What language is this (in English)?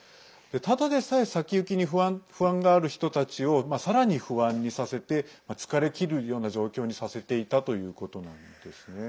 Japanese